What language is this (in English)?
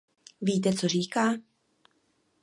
Czech